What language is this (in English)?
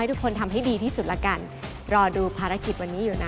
Thai